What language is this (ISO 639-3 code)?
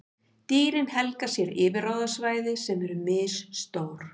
isl